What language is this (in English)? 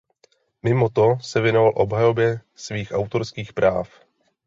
Czech